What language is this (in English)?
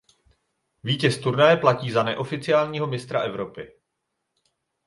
Czech